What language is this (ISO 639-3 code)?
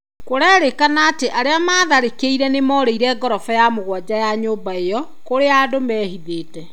kik